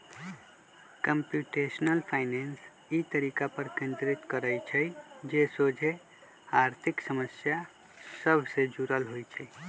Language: Magahi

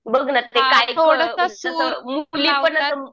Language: Marathi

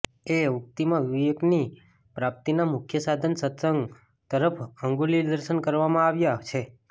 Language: Gujarati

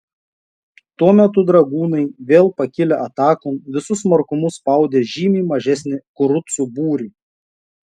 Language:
Lithuanian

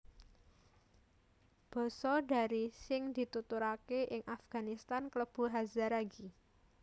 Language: Javanese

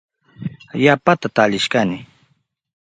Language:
Southern Pastaza Quechua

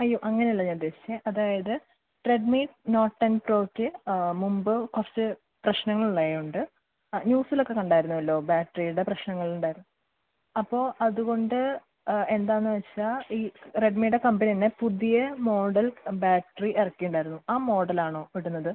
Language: Malayalam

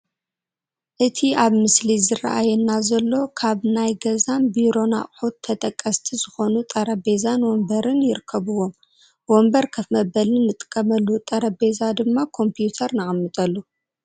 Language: Tigrinya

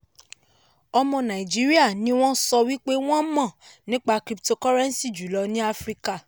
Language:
Yoruba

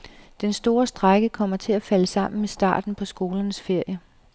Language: Danish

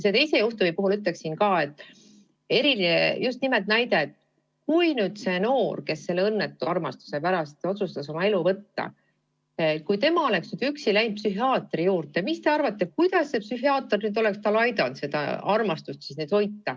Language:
Estonian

